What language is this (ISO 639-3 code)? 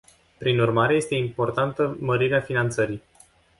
ron